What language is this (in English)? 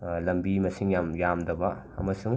Manipuri